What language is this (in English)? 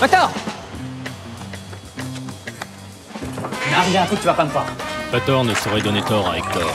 French